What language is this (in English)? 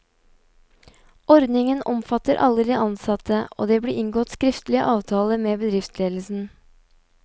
Norwegian